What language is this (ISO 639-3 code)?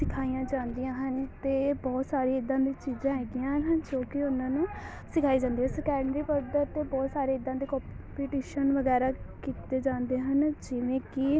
pan